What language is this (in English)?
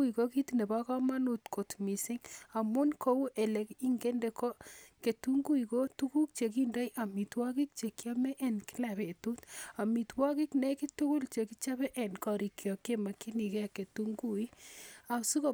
Kalenjin